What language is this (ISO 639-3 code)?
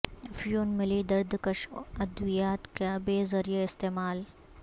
urd